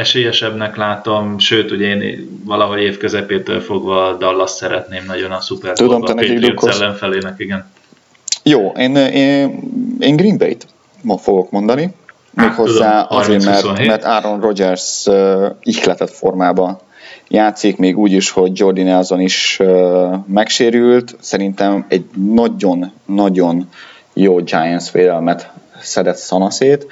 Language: Hungarian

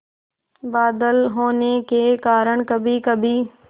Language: Hindi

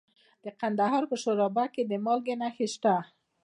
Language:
Pashto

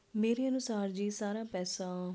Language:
Punjabi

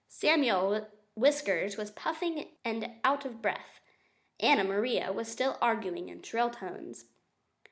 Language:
English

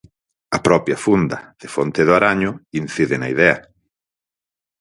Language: Galician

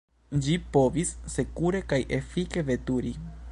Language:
Esperanto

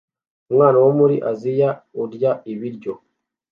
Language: Kinyarwanda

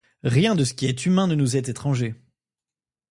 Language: French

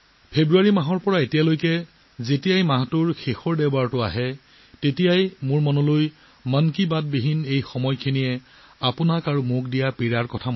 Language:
Assamese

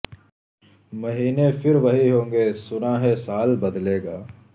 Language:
Urdu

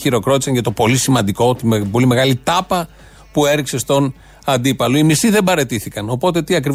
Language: Greek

